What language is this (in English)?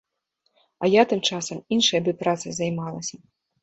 Belarusian